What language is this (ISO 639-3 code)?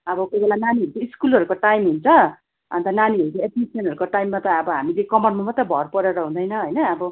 nep